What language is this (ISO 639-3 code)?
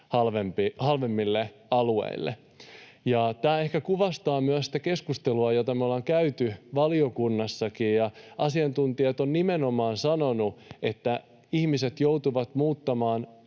fin